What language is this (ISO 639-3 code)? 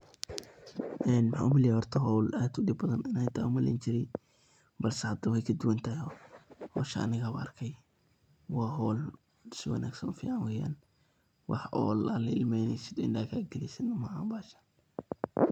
som